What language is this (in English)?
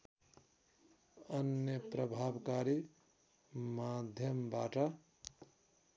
Nepali